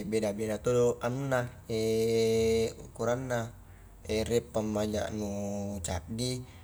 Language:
Highland Konjo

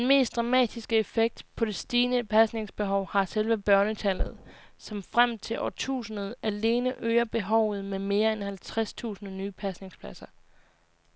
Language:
Danish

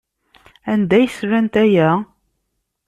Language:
Kabyle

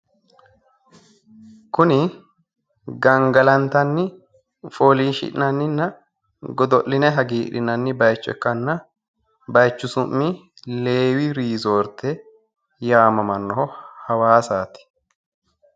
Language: Sidamo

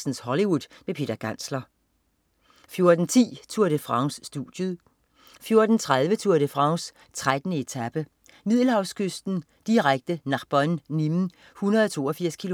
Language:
Danish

